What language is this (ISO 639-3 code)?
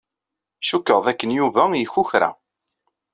kab